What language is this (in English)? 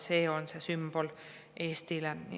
Estonian